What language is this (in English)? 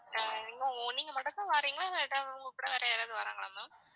Tamil